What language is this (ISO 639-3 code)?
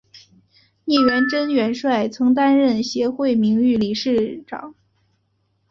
zho